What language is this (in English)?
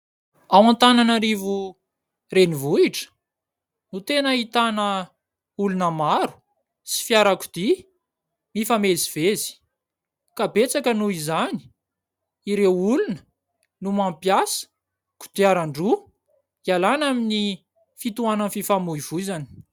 Malagasy